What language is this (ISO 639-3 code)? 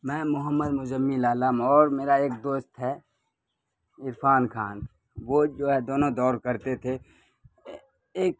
urd